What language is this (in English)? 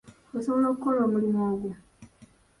Ganda